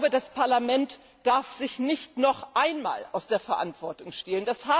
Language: German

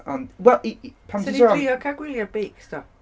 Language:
Welsh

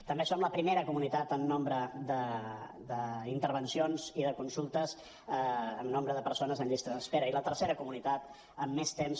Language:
Catalan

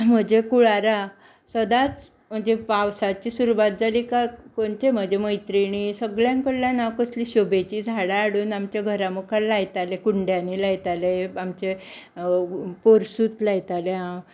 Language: Konkani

